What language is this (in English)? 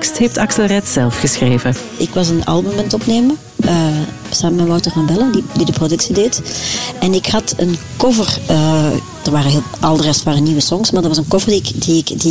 Dutch